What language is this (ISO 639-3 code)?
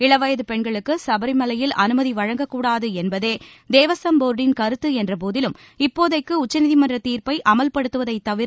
tam